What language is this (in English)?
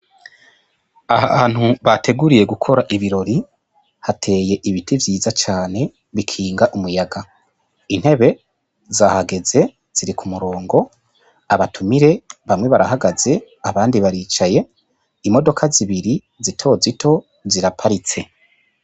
Rundi